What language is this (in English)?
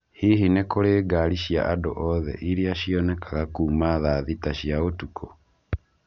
Kikuyu